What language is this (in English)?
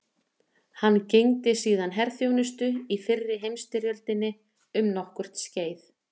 Icelandic